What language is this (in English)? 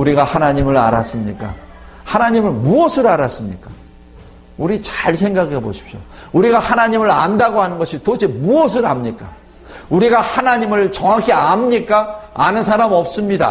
Korean